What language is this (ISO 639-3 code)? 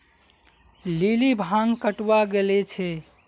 mag